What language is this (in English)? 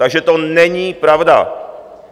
Czech